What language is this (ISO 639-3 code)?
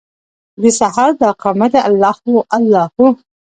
pus